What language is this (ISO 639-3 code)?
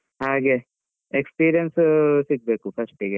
kan